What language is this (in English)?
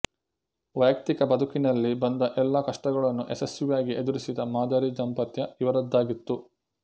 Kannada